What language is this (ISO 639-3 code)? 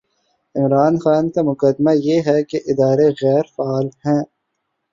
urd